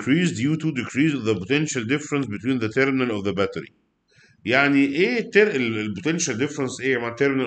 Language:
Arabic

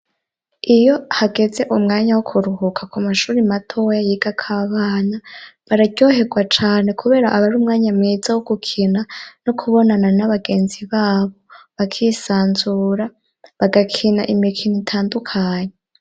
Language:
Rundi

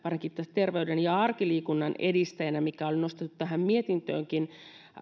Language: Finnish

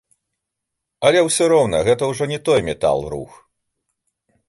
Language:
Belarusian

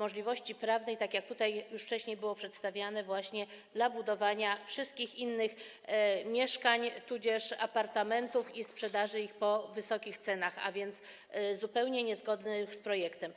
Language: Polish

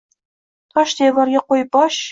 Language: Uzbek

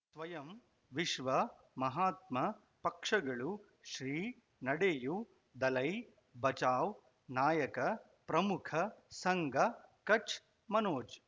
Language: Kannada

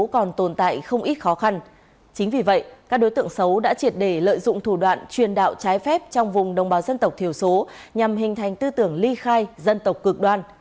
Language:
Vietnamese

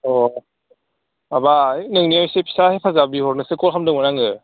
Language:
Bodo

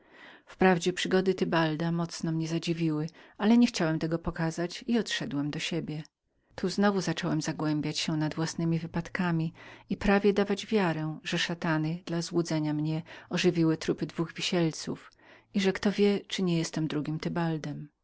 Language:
Polish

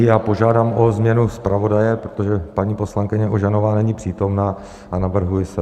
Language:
Czech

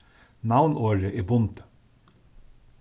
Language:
Faroese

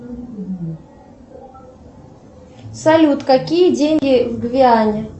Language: Russian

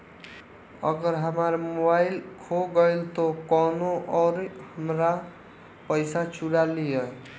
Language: Bhojpuri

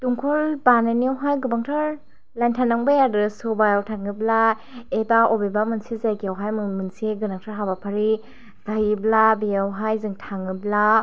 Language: Bodo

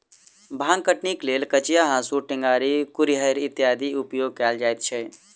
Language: Maithili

